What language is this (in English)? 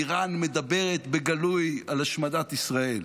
Hebrew